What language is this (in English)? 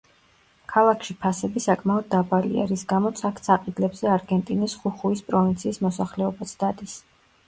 Georgian